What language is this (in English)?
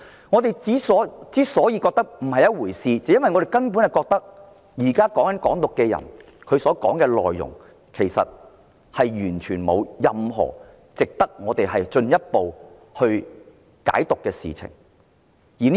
Cantonese